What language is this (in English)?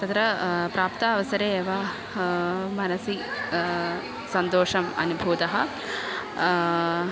Sanskrit